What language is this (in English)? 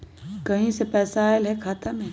Magahi